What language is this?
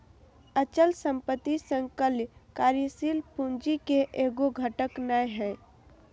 Magahi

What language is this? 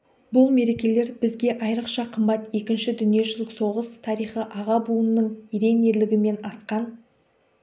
Kazakh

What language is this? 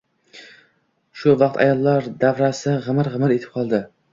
Uzbek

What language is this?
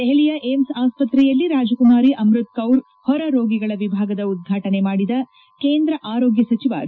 Kannada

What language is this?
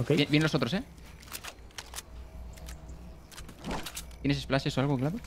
Spanish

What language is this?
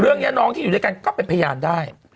Thai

